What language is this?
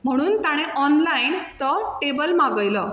Konkani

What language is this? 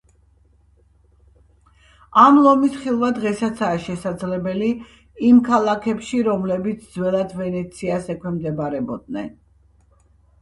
Georgian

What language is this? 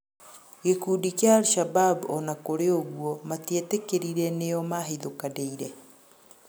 Kikuyu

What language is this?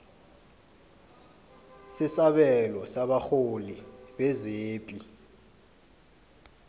South Ndebele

